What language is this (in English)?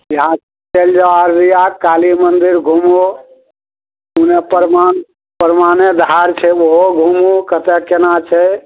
Maithili